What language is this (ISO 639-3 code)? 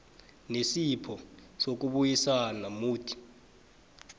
nbl